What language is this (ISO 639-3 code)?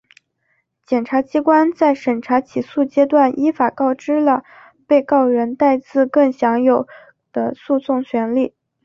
zho